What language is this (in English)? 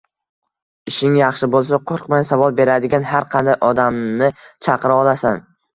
Uzbek